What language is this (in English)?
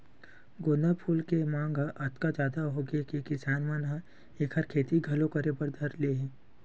Chhattisgarhi